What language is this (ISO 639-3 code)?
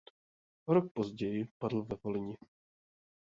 ces